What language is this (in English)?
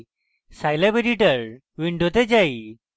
Bangla